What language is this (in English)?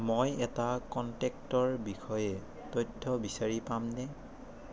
Assamese